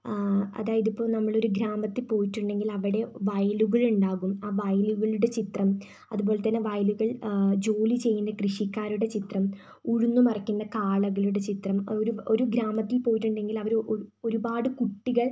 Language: Malayalam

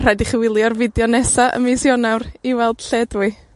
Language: Welsh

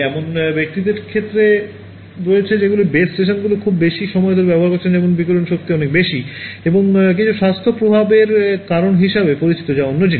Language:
Bangla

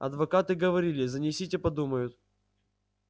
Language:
Russian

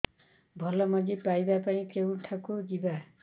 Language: Odia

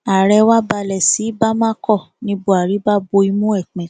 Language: Yoruba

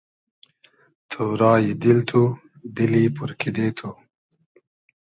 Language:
Hazaragi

